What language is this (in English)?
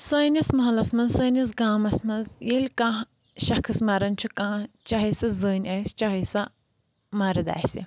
Kashmiri